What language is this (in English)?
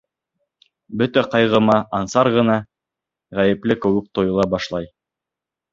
Bashkir